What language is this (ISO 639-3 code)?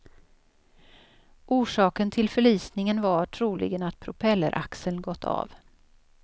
swe